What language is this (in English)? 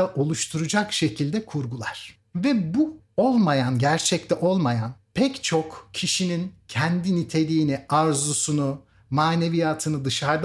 Turkish